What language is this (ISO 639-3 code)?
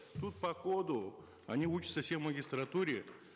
kaz